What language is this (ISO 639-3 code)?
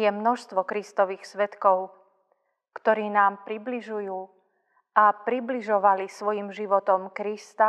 slk